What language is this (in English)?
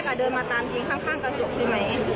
Thai